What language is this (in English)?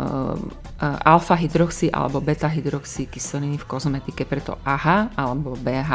Slovak